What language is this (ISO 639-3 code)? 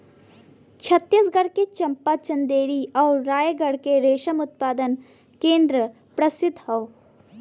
bho